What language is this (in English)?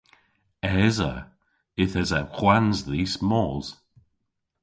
Cornish